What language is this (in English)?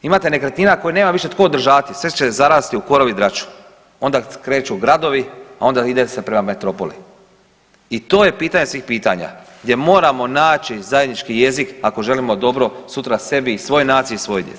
Croatian